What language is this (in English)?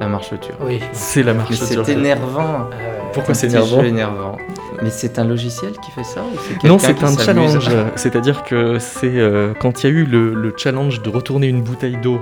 French